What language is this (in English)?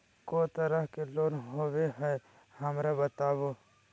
Magahi